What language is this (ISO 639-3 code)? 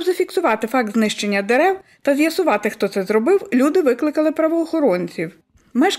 ukr